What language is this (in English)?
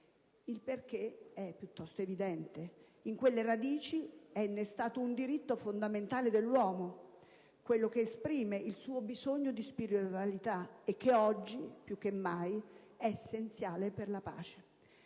Italian